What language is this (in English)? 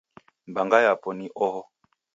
Taita